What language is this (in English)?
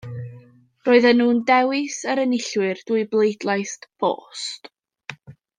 Welsh